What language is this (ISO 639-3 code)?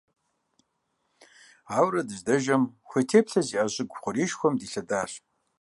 kbd